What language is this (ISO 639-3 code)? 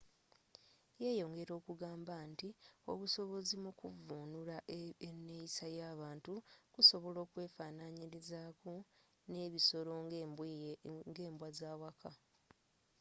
lug